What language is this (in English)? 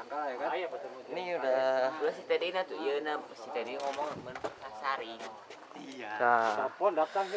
Indonesian